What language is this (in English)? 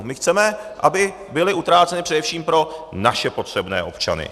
Czech